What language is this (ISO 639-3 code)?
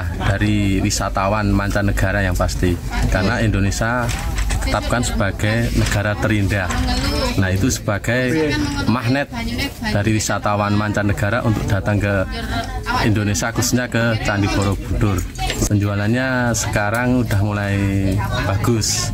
ind